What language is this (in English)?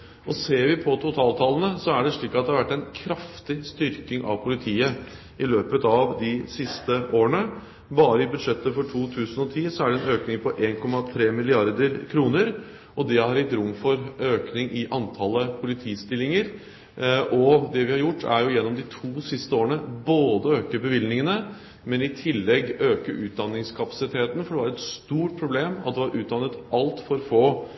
Norwegian Bokmål